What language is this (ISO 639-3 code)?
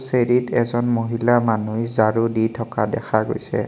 asm